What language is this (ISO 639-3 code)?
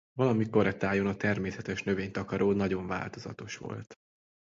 hun